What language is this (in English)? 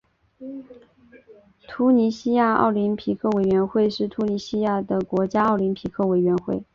Chinese